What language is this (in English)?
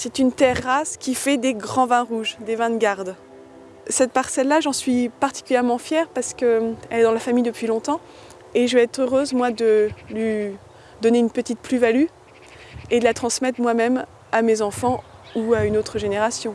French